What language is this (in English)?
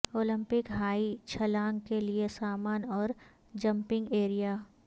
Urdu